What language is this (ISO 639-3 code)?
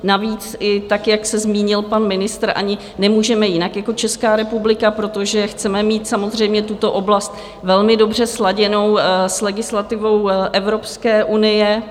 ces